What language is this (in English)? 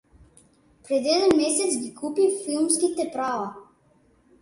Macedonian